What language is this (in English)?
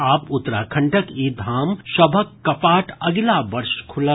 Maithili